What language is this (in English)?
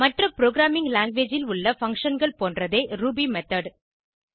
Tamil